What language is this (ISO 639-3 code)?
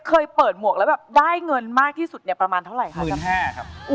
tha